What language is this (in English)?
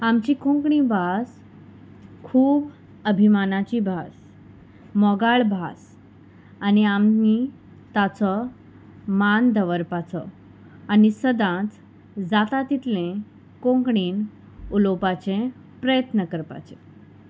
Konkani